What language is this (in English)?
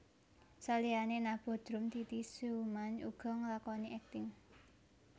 Javanese